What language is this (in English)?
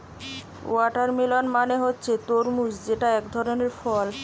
Bangla